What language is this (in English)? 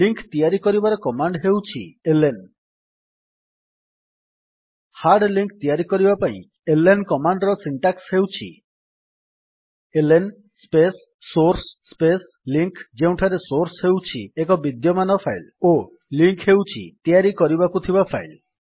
Odia